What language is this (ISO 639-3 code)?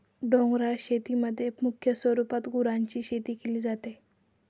mar